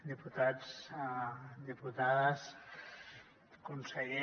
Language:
Catalan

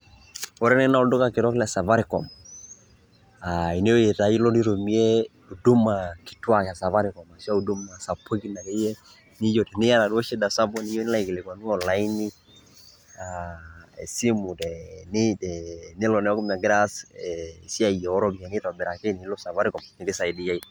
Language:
Masai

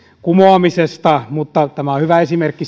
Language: Finnish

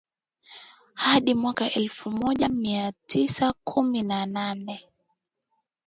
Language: Swahili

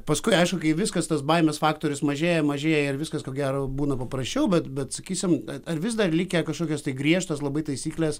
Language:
Lithuanian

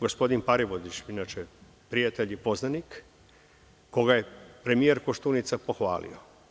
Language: Serbian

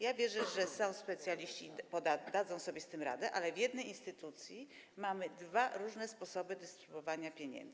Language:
Polish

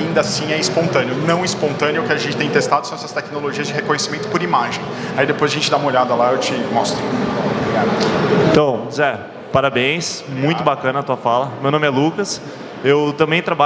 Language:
Portuguese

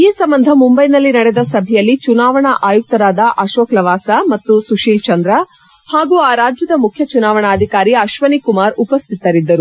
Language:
Kannada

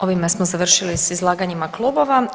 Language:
Croatian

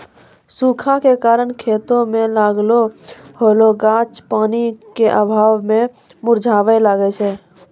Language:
Maithili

